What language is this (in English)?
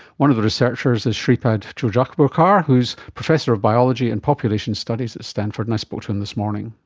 English